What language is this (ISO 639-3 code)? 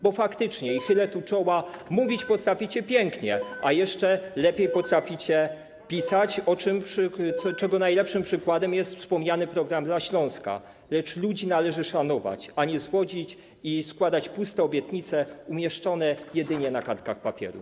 pol